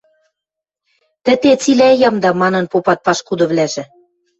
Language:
Western Mari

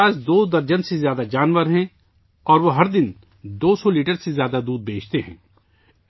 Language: Urdu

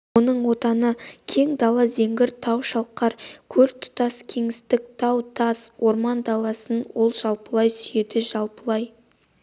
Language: Kazakh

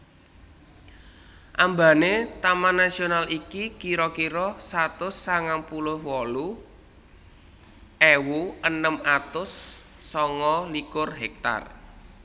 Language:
Javanese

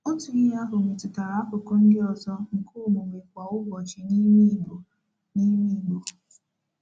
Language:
Igbo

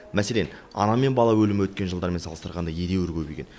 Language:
Kazakh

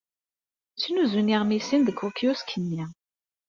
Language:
Kabyle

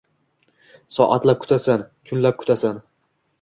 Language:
Uzbek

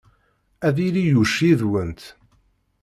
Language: Kabyle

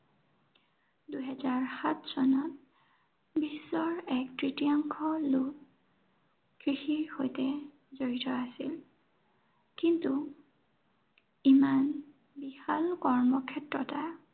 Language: Assamese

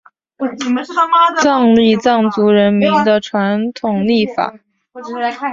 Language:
Chinese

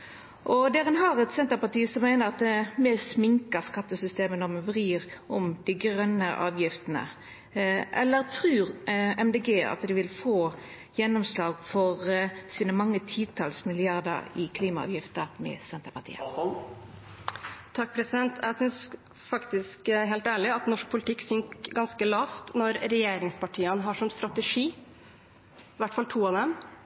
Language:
Norwegian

